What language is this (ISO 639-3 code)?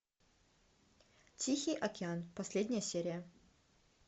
rus